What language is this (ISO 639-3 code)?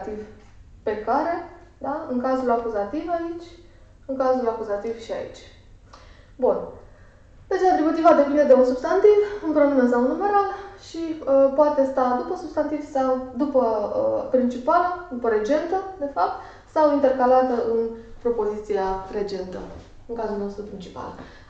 ron